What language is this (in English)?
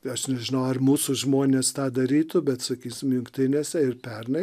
Lithuanian